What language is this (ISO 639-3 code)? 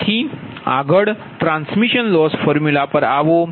guj